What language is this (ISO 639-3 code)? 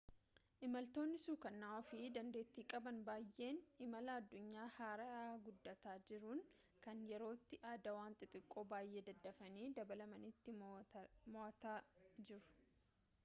orm